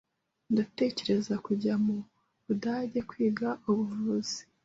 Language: Kinyarwanda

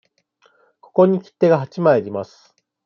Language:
Japanese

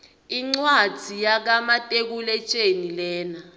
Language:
Swati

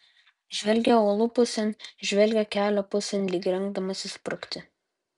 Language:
Lithuanian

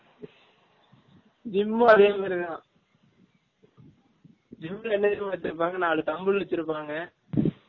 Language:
Tamil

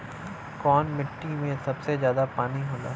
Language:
Bhojpuri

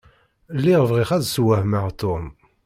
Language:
Kabyle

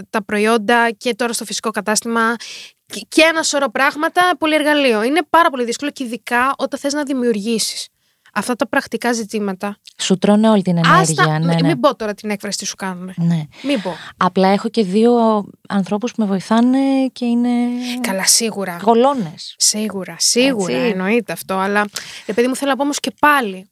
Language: Greek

